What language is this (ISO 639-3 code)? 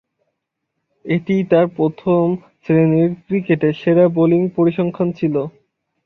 ben